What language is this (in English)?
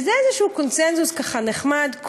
Hebrew